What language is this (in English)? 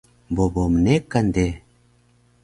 Taroko